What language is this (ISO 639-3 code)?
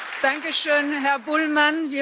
deu